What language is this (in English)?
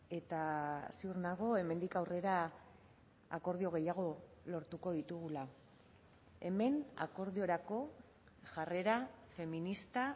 Basque